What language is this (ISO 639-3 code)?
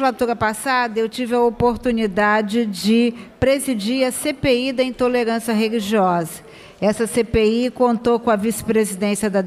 por